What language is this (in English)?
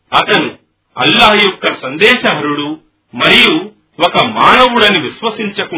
Telugu